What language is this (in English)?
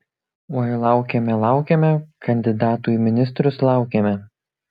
Lithuanian